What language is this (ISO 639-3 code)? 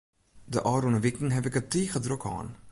fry